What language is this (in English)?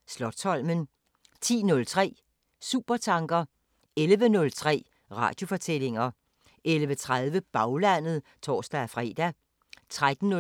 Danish